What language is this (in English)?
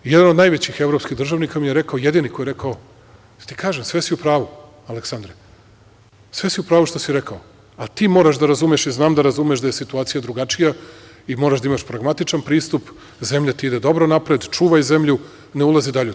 Serbian